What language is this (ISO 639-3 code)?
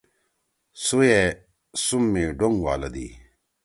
trw